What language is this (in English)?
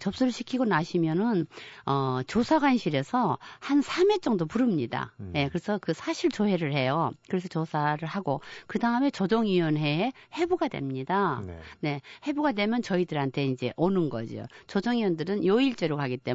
Korean